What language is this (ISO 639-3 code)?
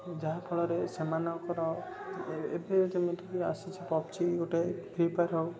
ori